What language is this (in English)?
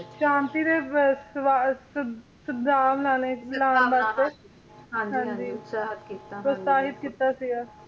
Punjabi